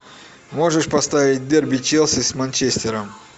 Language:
Russian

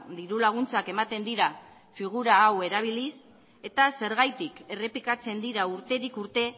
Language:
Basque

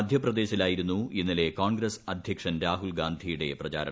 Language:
Malayalam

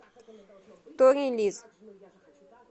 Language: Russian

